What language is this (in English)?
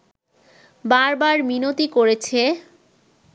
Bangla